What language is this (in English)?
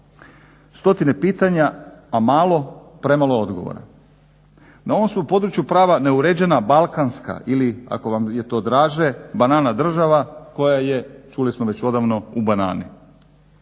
Croatian